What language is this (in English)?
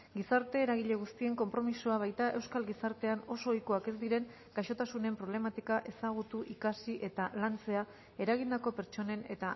Basque